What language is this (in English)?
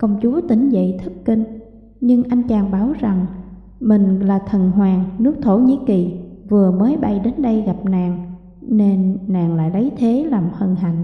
Vietnamese